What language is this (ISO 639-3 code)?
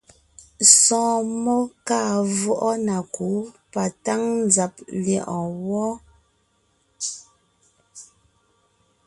nnh